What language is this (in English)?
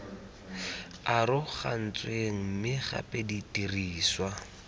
Tswana